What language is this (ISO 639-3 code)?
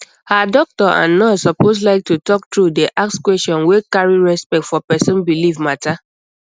pcm